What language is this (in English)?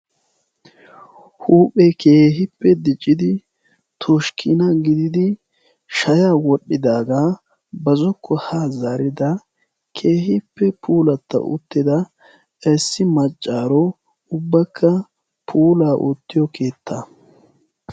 Wolaytta